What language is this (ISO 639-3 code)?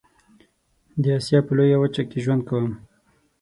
pus